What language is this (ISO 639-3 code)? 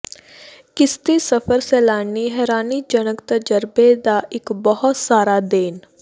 pan